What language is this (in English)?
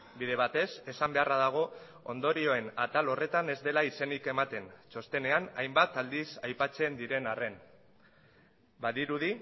Basque